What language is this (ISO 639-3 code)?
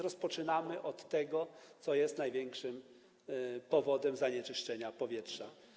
pol